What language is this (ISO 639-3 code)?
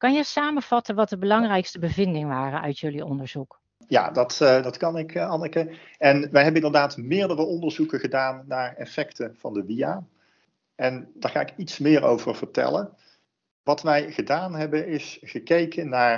nld